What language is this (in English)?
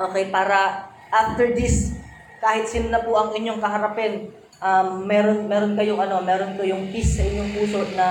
Filipino